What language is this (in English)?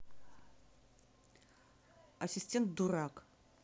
Russian